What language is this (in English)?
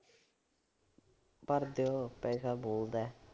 Punjabi